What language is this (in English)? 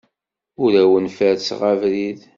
Kabyle